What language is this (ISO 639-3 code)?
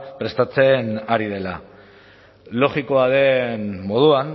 eus